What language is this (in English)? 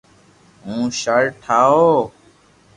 Loarki